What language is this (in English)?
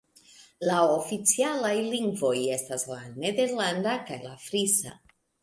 Esperanto